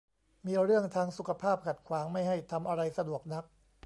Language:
Thai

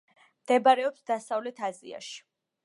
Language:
Georgian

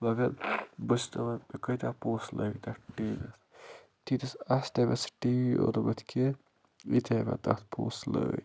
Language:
Kashmiri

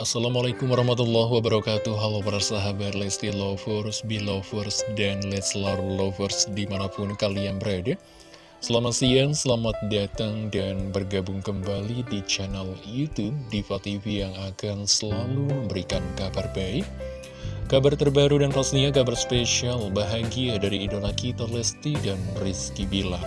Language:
Indonesian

